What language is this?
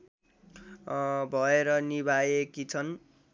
Nepali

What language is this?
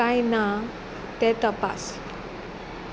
Konkani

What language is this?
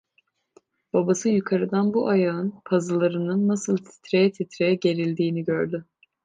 Turkish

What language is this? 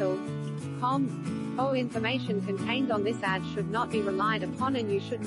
English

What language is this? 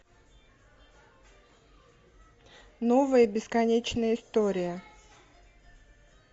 Russian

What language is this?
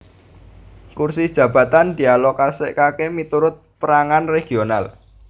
Javanese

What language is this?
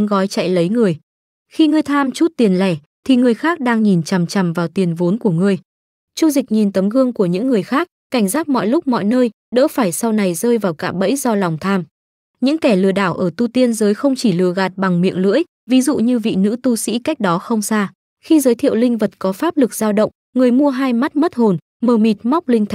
Vietnamese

